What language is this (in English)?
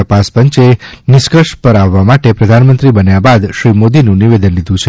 Gujarati